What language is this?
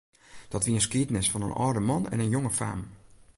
Western Frisian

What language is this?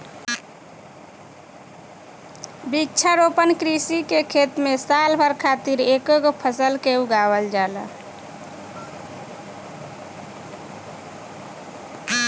Bhojpuri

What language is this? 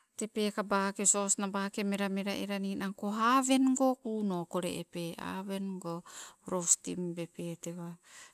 Sibe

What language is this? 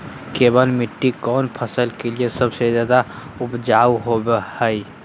Magahi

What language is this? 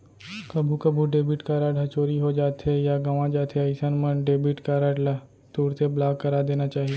Chhattisgarhi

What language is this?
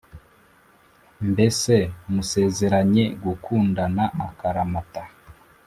Kinyarwanda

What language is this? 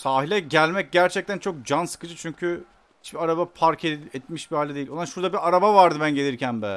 Turkish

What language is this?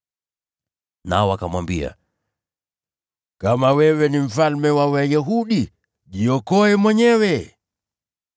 Swahili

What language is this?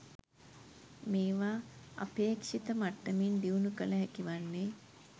Sinhala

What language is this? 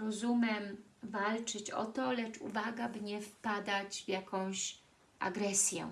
Polish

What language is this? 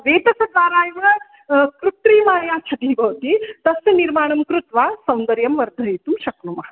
Sanskrit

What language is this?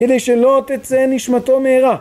Hebrew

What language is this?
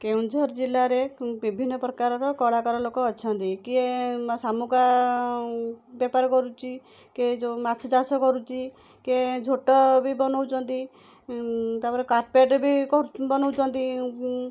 Odia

